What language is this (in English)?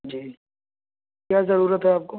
Urdu